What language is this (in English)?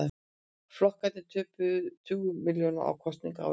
Icelandic